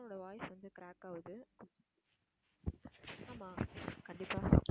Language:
Tamil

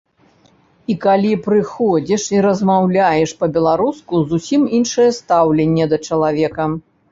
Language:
Belarusian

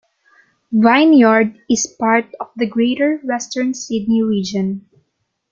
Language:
English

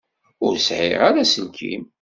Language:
Kabyle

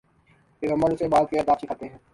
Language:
Urdu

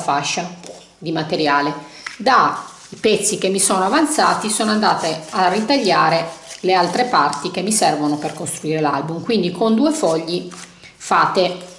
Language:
Italian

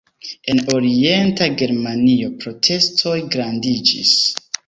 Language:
Esperanto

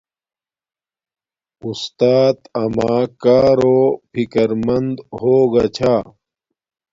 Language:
Domaaki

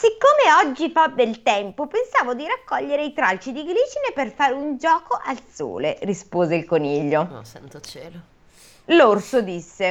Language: Italian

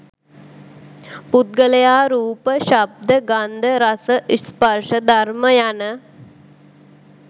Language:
Sinhala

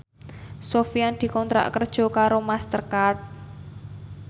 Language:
Javanese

